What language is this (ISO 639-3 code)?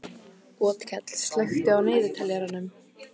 isl